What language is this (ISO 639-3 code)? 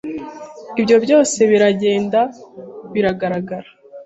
kin